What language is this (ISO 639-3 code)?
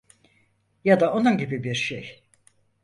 tur